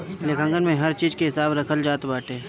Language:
Bhojpuri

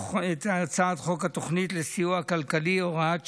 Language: Hebrew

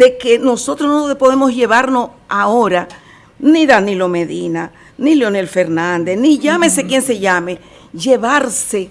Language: Spanish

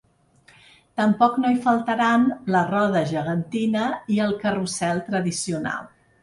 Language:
Catalan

